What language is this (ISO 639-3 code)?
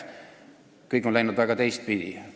est